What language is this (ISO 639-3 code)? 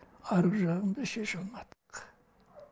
kaz